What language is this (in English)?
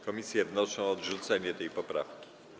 Polish